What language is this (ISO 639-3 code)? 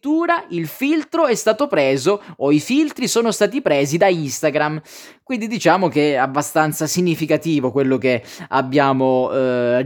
ita